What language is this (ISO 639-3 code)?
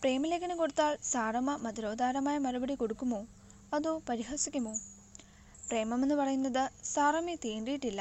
mal